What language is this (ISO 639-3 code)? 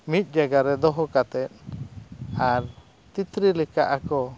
sat